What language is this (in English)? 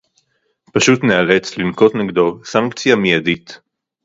Hebrew